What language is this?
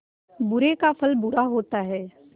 Hindi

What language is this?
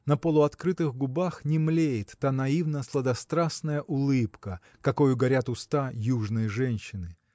Russian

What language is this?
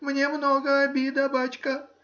Russian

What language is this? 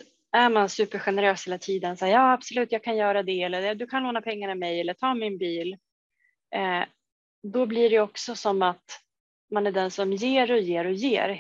Swedish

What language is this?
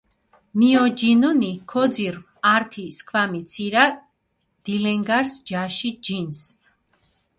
Mingrelian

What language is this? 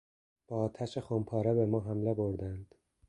Persian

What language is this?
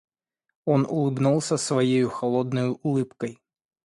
Russian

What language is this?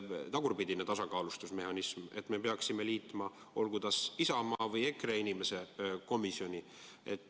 Estonian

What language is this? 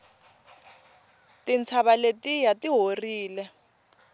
Tsonga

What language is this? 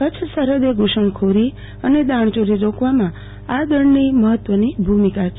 Gujarati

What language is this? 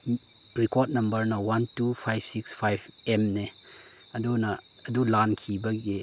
Manipuri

